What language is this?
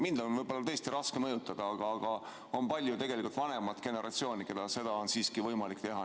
Estonian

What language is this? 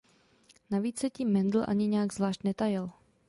Czech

